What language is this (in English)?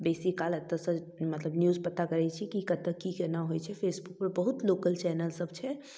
Maithili